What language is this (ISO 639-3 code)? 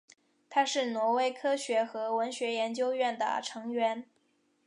zho